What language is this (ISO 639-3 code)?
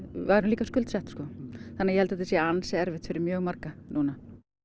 isl